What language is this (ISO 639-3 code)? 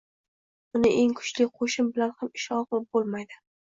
uzb